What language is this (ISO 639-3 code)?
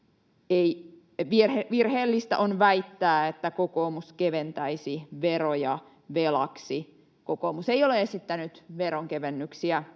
fin